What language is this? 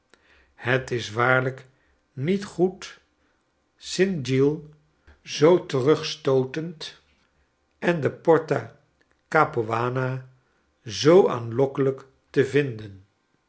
Dutch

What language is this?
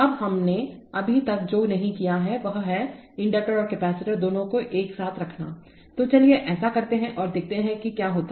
Hindi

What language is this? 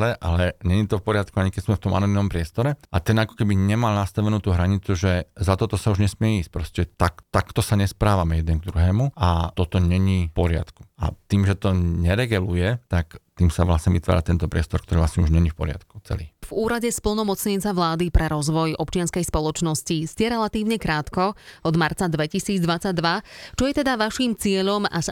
Slovak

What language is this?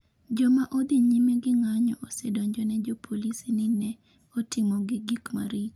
Luo (Kenya and Tanzania)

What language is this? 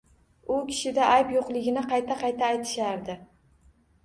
Uzbek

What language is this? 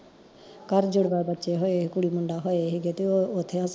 Punjabi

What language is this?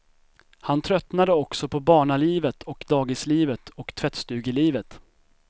Swedish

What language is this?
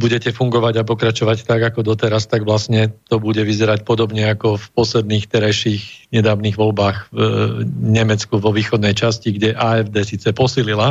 Slovak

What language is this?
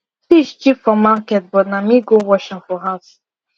Nigerian Pidgin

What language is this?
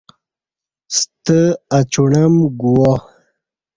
Kati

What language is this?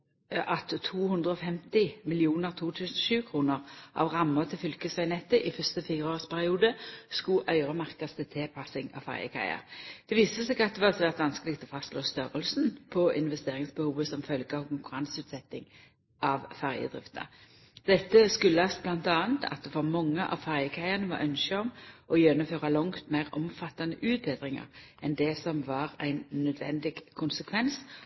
Norwegian Nynorsk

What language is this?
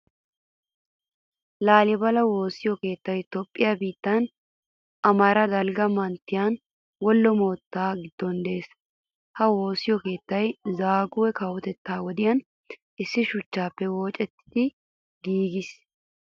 Wolaytta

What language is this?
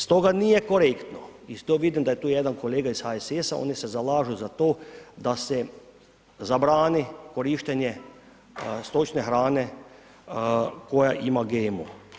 Croatian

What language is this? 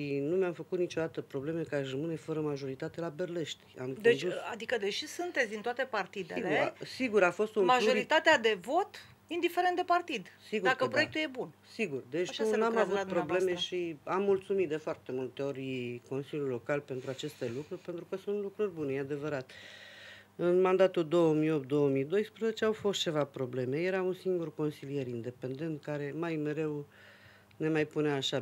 Romanian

